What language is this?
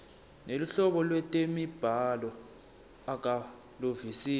Swati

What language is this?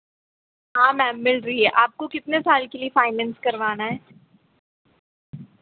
Hindi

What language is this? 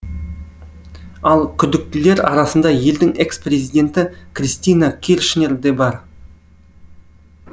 Kazakh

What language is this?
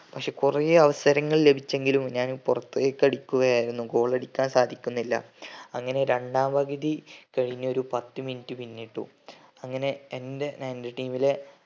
Malayalam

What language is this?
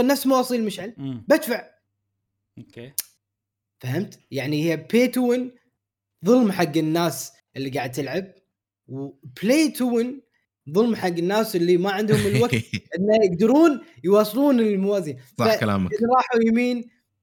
Arabic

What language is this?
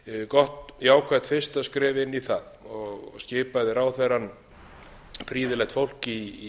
Icelandic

